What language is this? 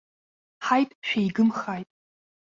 Abkhazian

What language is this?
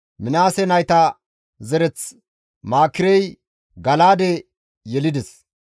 Gamo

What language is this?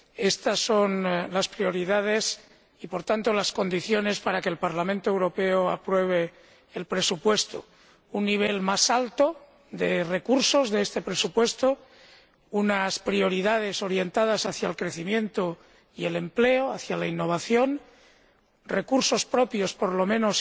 Spanish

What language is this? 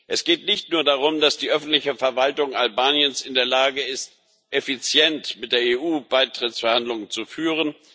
German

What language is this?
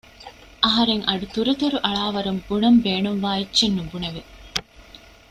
Divehi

